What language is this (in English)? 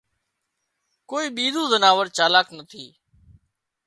Wadiyara Koli